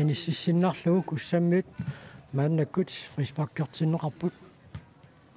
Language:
French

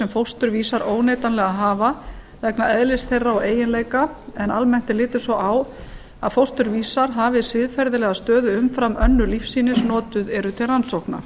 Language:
Icelandic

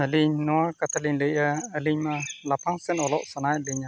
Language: Santali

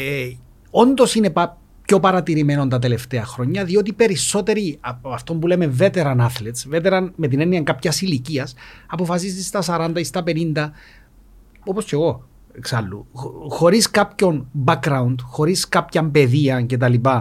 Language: Greek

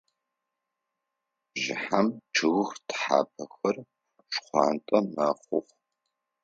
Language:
Adyghe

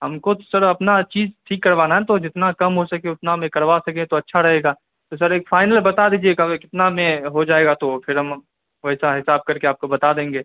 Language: Urdu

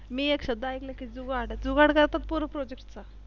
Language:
Marathi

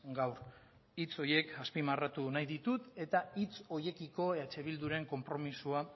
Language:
Basque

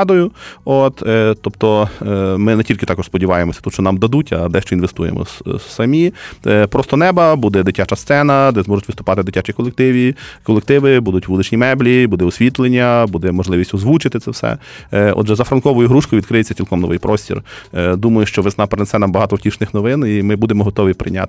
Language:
Ukrainian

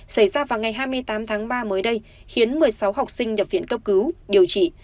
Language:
Vietnamese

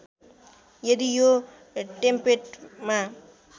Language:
Nepali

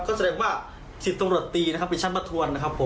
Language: Thai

